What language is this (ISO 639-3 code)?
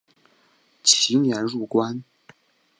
zho